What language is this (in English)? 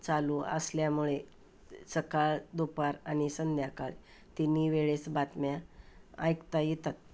Marathi